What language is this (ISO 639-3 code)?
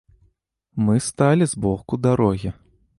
bel